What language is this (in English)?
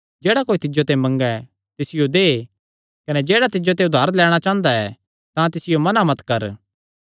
Kangri